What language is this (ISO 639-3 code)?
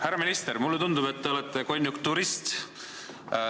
est